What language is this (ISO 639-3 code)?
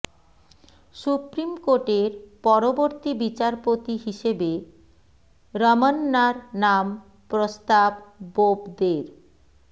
ben